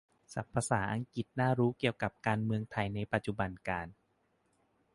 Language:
Thai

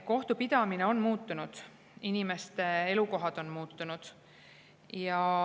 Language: Estonian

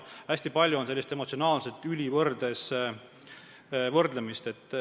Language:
Estonian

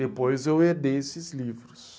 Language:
Portuguese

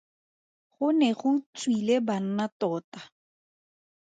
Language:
Tswana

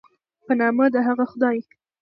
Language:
Pashto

